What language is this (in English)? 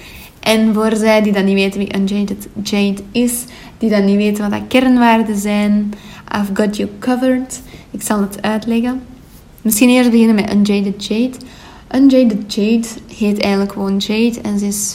Dutch